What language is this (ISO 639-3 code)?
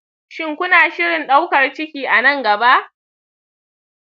hau